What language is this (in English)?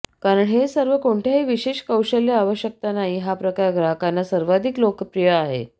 Marathi